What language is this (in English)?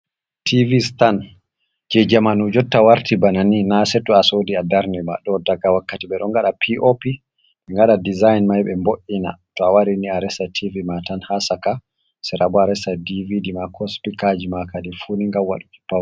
Fula